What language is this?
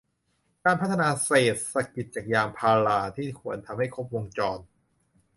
Thai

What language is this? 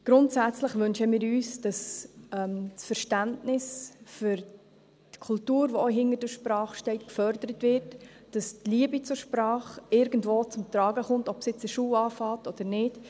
Swiss German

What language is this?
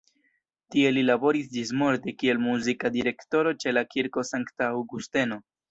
Esperanto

